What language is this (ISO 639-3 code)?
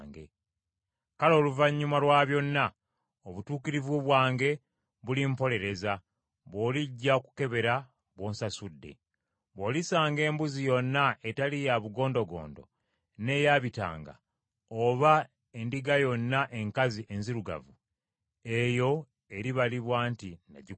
lug